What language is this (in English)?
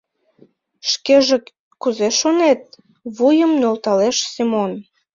Mari